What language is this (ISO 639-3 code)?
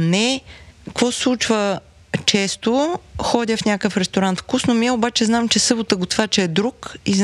bul